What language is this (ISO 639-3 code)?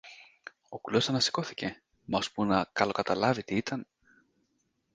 ell